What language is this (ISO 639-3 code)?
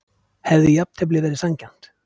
isl